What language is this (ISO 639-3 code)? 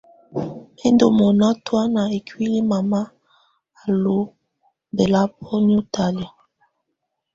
tvu